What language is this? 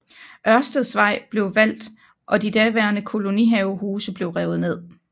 Danish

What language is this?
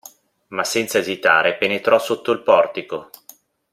Italian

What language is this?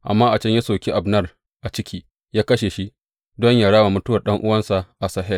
Hausa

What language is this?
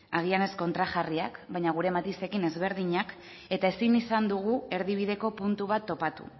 Basque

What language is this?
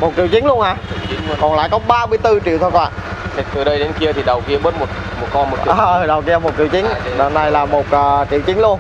Vietnamese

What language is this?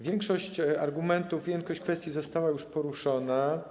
Polish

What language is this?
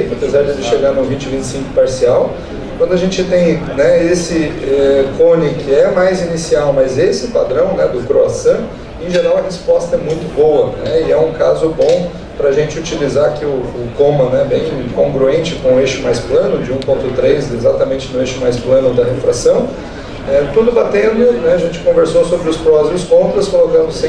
Portuguese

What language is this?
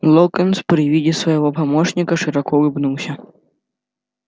Russian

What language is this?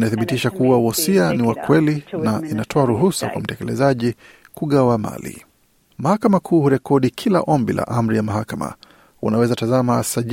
Swahili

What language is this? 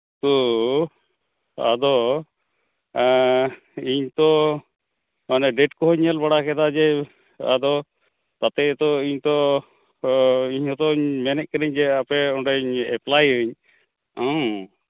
Santali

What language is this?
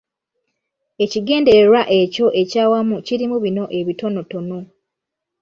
Ganda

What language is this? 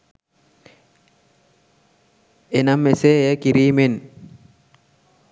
Sinhala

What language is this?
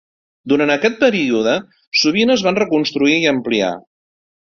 Catalan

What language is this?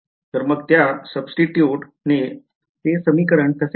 Marathi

